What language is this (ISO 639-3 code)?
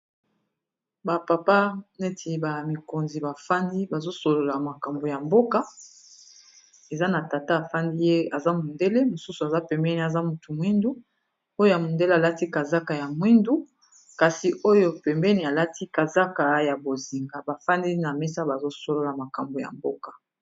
lin